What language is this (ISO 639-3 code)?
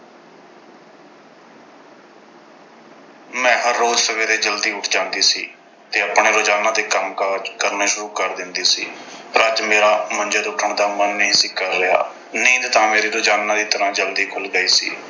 pan